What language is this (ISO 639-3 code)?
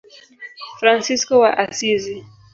swa